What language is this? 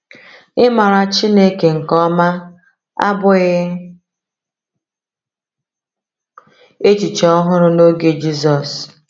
Igbo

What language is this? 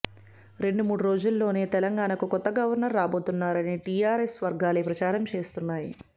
Telugu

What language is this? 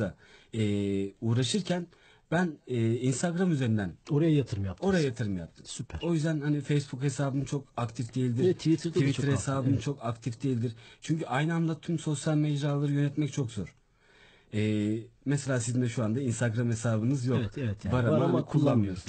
Turkish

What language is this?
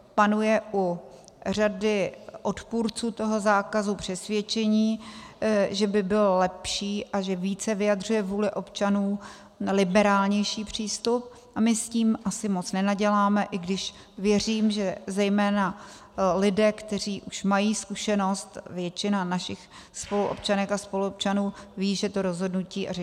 Czech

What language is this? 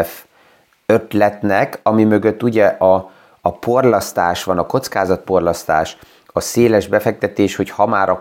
Hungarian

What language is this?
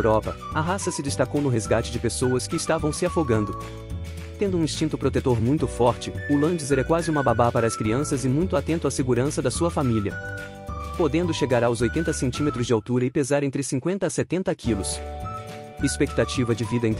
Portuguese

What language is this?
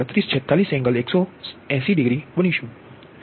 Gujarati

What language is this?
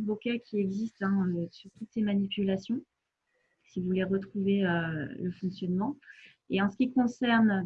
French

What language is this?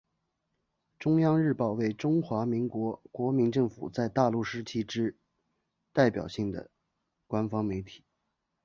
Chinese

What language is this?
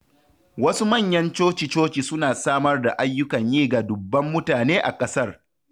Hausa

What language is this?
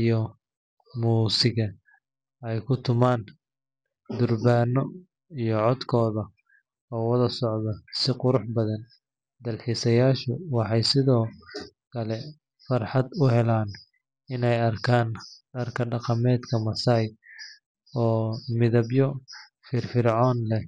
Somali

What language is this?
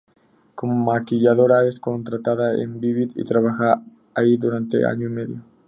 Spanish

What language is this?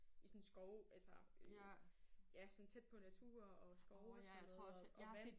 Danish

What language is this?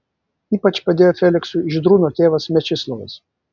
Lithuanian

